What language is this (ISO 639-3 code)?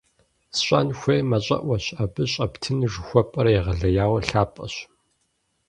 kbd